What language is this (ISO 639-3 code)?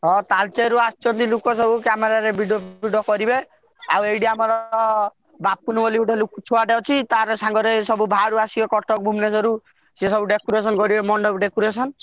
ori